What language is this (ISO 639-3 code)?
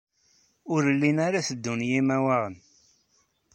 kab